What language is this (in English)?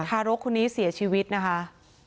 Thai